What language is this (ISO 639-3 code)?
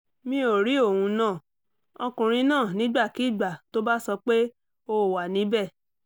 yor